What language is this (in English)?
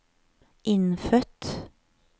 Norwegian